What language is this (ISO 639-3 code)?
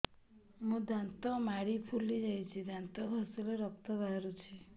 ori